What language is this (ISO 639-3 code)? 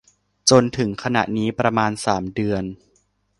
tha